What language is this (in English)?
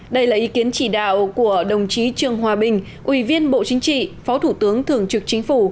Vietnamese